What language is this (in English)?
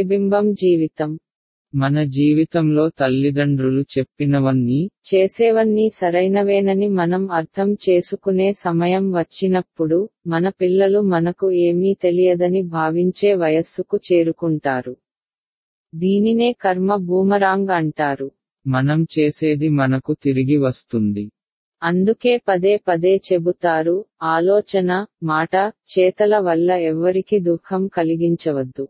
Tamil